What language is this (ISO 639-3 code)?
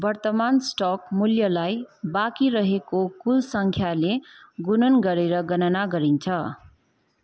nep